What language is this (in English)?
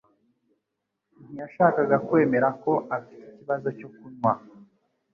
Kinyarwanda